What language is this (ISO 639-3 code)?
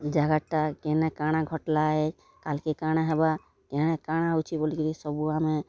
ori